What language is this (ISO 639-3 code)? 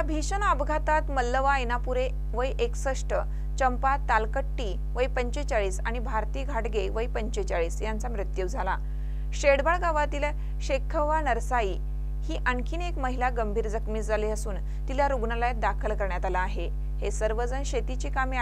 mar